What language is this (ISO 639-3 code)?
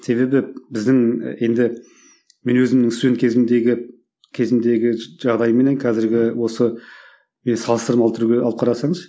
kaz